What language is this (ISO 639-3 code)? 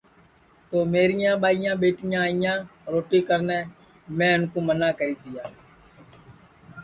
ssi